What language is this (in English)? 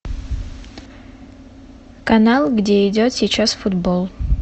Russian